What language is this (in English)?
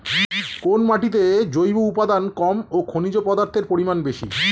Bangla